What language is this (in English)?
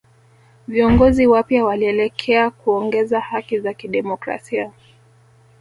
Swahili